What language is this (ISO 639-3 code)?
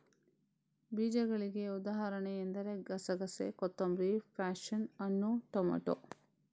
kan